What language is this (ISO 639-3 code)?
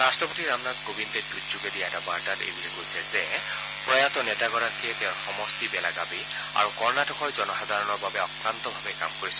asm